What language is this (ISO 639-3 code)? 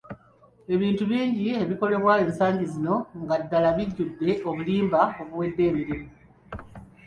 lug